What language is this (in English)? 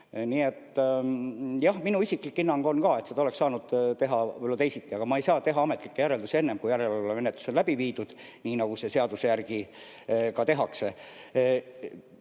Estonian